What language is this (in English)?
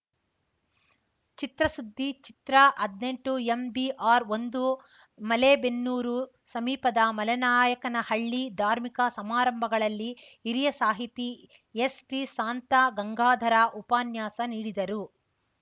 Kannada